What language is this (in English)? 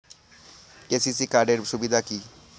Bangla